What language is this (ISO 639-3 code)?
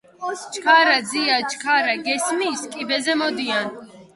kat